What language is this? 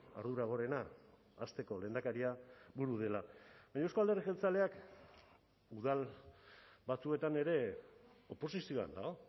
Basque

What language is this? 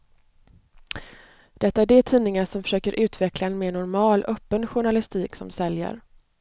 Swedish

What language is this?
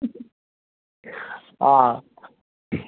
Dogri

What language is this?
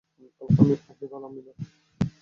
Bangla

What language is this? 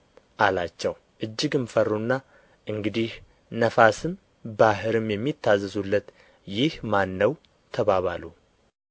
Amharic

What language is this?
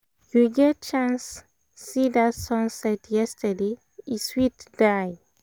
Nigerian Pidgin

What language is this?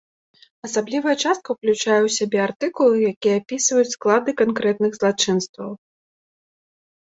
Belarusian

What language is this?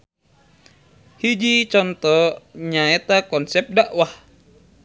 Sundanese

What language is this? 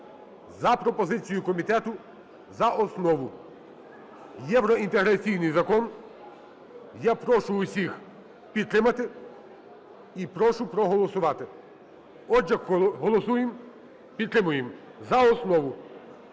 Ukrainian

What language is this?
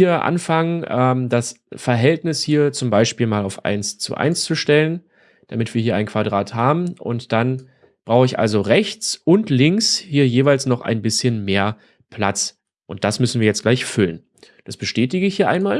German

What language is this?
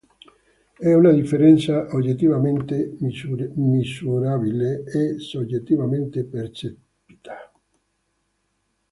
Italian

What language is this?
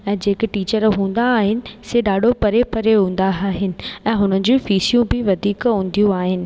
Sindhi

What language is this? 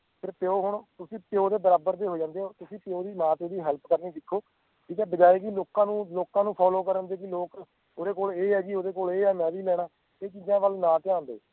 Punjabi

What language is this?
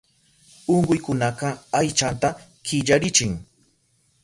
Southern Pastaza Quechua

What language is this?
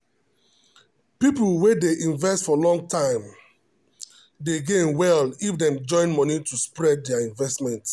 Nigerian Pidgin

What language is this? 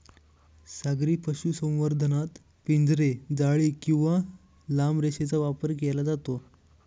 Marathi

